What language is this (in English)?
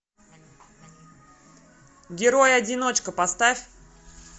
Russian